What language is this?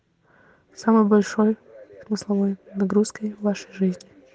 Russian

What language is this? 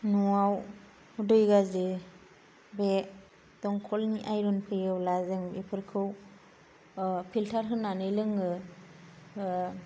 Bodo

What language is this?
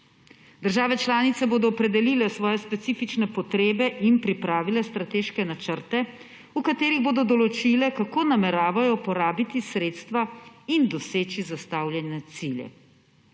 Slovenian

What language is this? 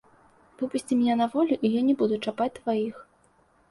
Belarusian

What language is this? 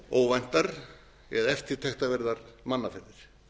Icelandic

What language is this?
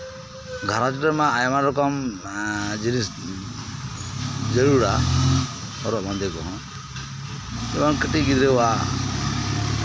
Santali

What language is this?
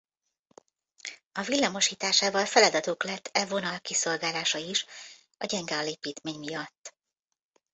Hungarian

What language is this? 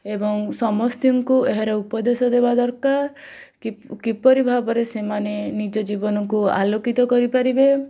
Odia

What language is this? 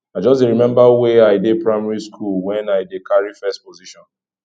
Nigerian Pidgin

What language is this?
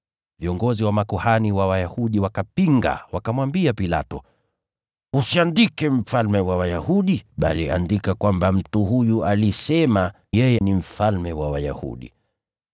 Swahili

